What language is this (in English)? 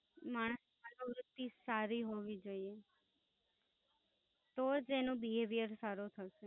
Gujarati